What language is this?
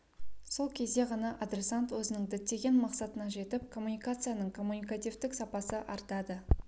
Kazakh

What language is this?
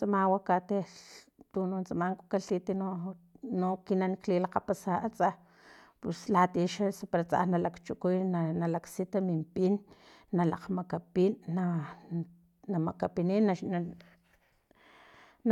Filomena Mata-Coahuitlán Totonac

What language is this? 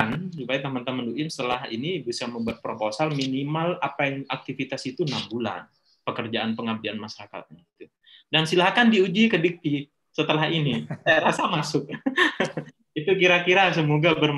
Indonesian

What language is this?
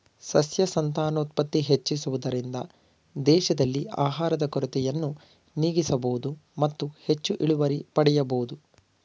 Kannada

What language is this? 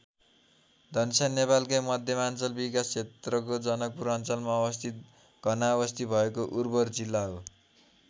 Nepali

